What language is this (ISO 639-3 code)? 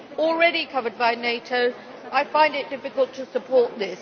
eng